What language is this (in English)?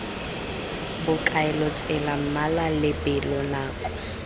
Tswana